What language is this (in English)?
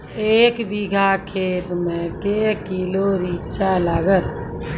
Maithili